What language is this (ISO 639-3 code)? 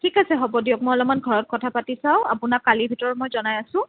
asm